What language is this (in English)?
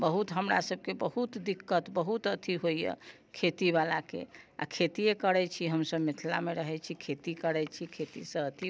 Maithili